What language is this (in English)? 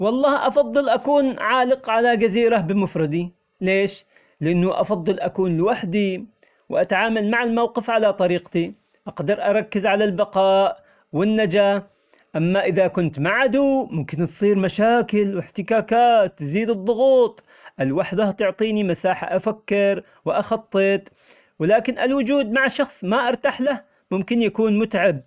Omani Arabic